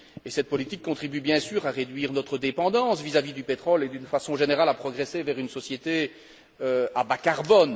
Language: French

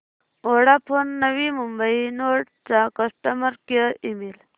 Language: Marathi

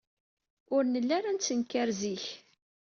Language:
Kabyle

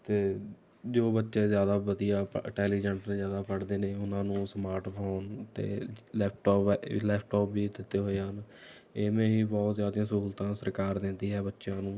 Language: Punjabi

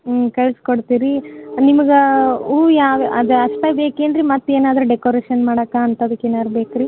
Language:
Kannada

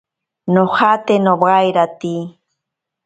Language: Ashéninka Perené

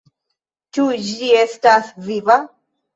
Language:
Esperanto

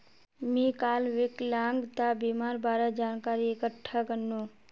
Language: Magahi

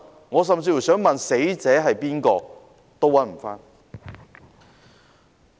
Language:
Cantonese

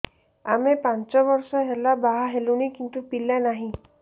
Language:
Odia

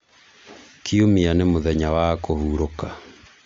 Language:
Kikuyu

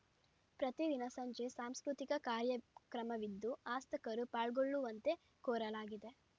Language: Kannada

